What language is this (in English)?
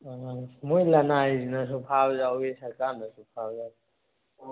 Manipuri